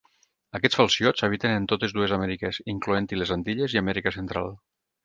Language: Catalan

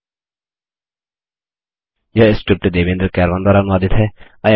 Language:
Hindi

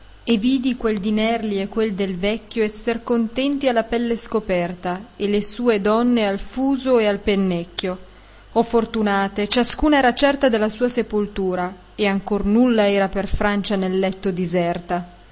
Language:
Italian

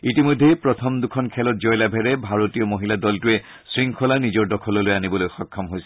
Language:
Assamese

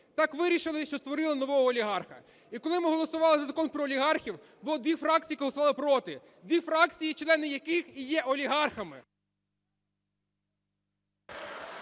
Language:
Ukrainian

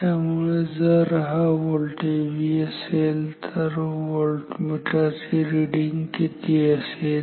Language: Marathi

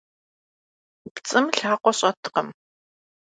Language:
Kabardian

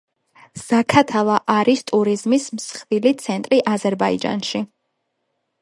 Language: Georgian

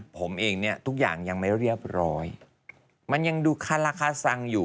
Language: Thai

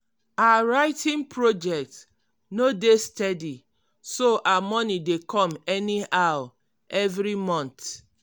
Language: Nigerian Pidgin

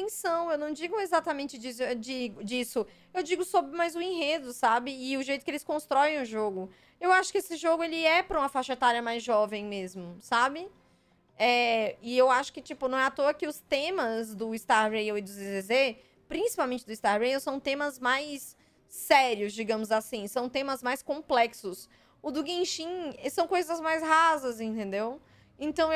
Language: Portuguese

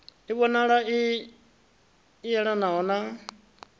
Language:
Venda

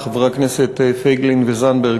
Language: Hebrew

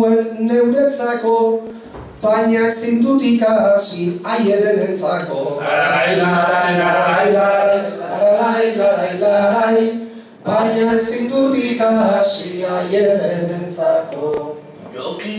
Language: Greek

